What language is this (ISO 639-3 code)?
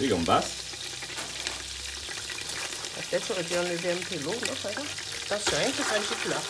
fra